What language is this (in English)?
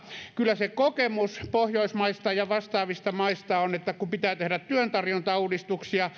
Finnish